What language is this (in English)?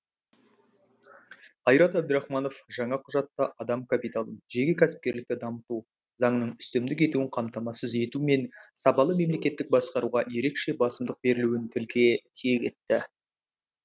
Kazakh